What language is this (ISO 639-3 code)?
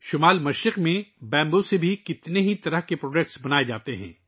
urd